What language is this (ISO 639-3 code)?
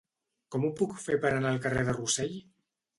cat